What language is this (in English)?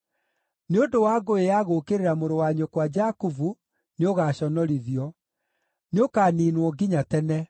Kikuyu